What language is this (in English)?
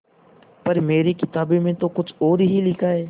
Hindi